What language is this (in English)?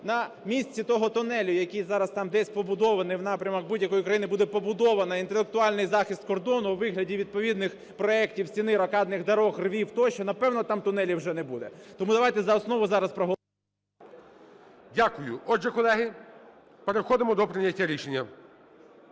Ukrainian